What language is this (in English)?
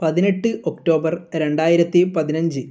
Malayalam